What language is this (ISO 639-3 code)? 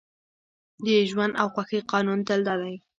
pus